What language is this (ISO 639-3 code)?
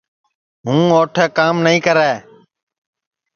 ssi